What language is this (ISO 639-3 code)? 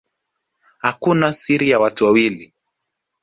swa